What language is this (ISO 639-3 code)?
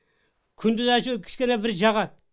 kaz